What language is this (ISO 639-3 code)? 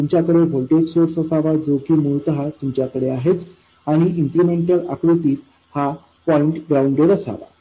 mar